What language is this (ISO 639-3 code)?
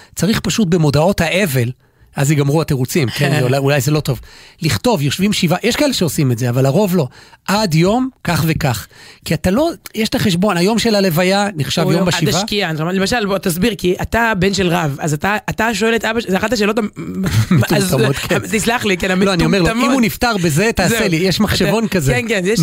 heb